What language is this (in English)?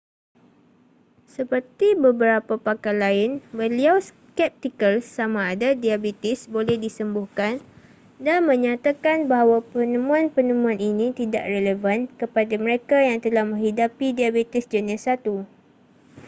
Malay